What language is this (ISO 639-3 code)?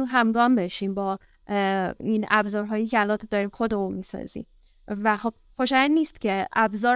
fas